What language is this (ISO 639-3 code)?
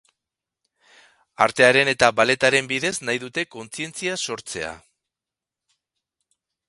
eus